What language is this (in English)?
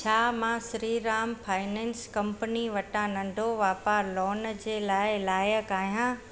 Sindhi